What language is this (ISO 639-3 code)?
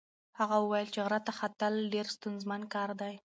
pus